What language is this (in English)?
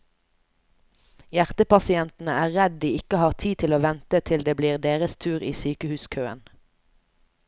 Norwegian